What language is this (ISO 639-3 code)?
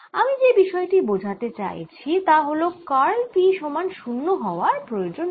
ben